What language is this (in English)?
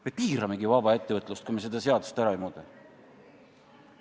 Estonian